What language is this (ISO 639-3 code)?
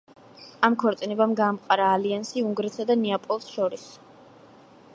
kat